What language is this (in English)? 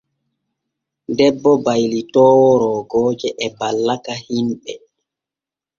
Borgu Fulfulde